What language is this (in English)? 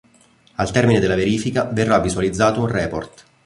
Italian